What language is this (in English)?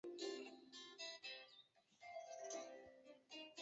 Chinese